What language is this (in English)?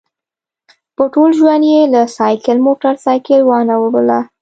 Pashto